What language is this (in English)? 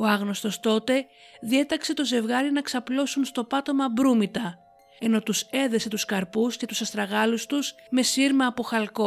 Greek